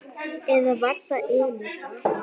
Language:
Icelandic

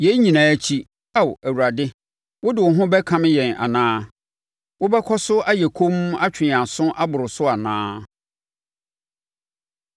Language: Akan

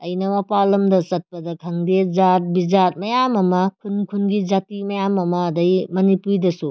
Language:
Manipuri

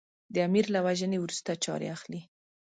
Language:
Pashto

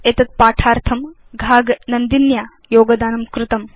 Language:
Sanskrit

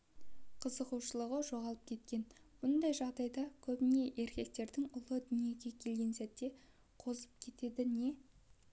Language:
Kazakh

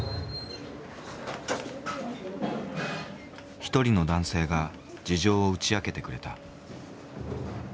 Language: Japanese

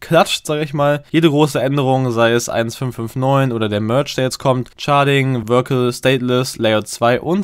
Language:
German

